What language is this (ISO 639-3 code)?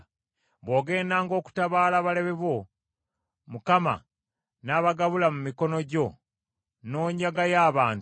lug